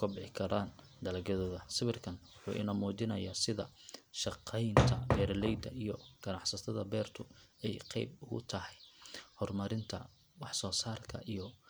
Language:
Somali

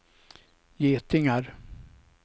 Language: Swedish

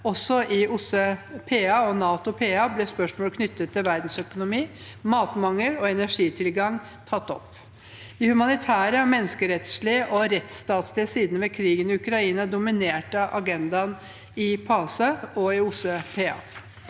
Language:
Norwegian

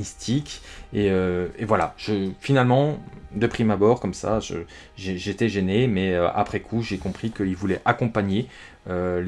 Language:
French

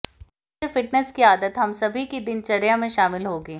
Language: Hindi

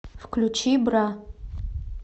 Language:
Russian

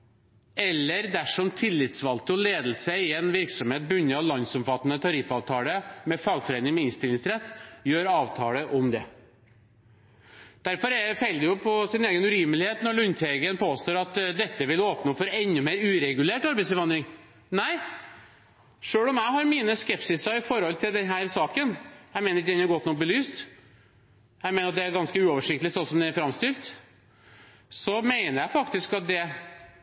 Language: Norwegian Bokmål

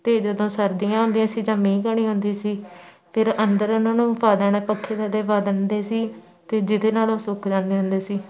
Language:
Punjabi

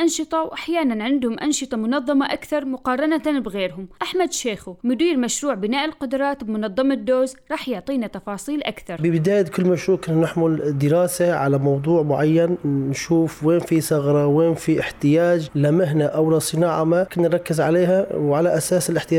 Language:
Arabic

